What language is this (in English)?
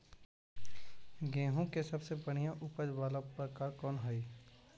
Magahi